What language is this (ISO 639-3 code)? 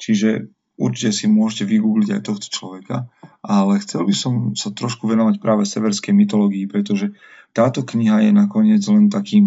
slk